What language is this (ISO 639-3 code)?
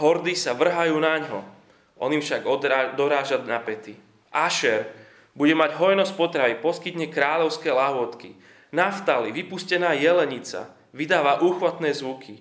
slk